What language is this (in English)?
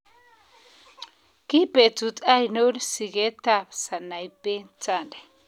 Kalenjin